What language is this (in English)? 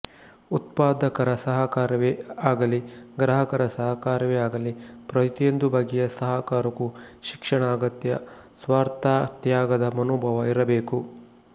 Kannada